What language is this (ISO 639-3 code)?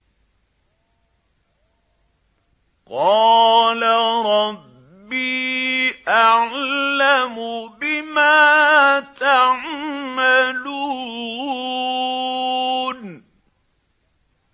ara